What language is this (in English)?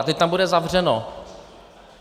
Czech